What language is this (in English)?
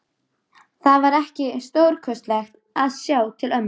Icelandic